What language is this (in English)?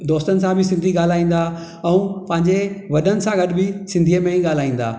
Sindhi